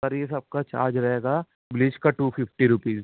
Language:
Urdu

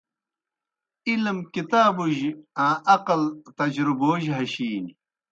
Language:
Kohistani Shina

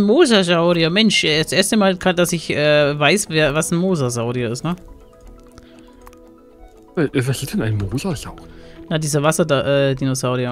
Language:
German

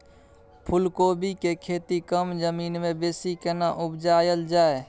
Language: Maithili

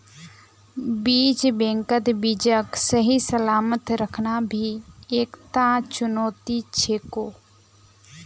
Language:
Magahi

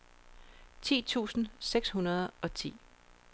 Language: Danish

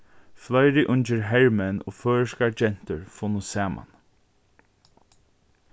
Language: Faroese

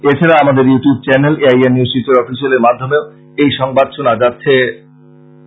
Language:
Bangla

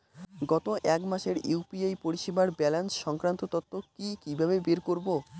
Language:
Bangla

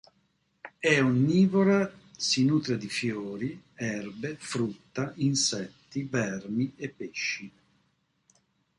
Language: Italian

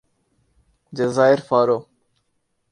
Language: Urdu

